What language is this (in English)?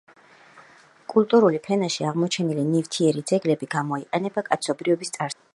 Georgian